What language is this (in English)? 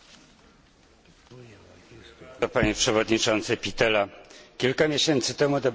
Polish